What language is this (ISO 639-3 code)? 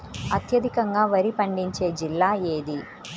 tel